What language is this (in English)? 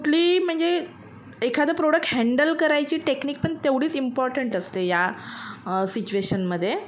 Marathi